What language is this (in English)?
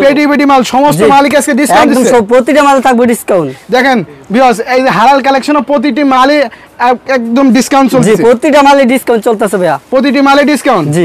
Bangla